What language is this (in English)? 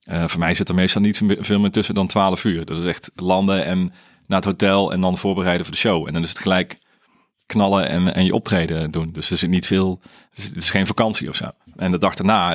Dutch